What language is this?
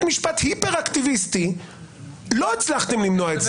Hebrew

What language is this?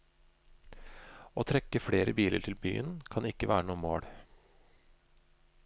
Norwegian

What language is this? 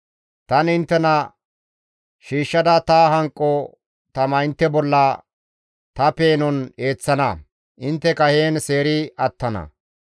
Gamo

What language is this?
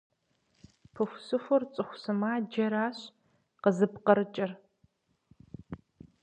Kabardian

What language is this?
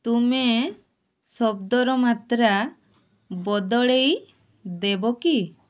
Odia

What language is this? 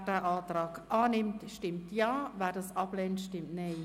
Swiss German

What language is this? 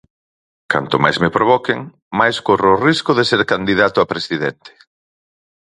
Galician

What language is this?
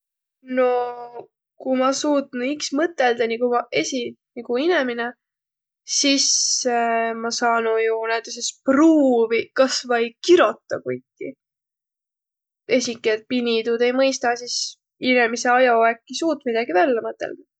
Võro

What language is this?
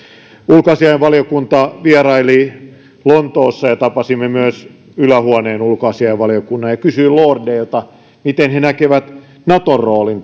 Finnish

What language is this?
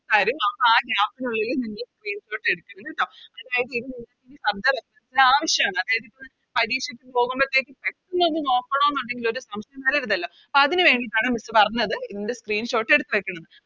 Malayalam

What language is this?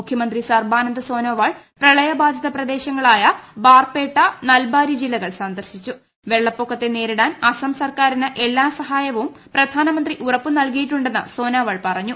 Malayalam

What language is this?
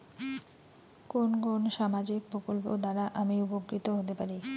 Bangla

